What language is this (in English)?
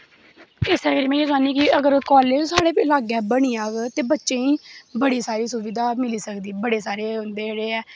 Dogri